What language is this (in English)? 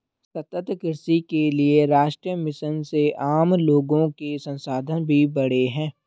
Hindi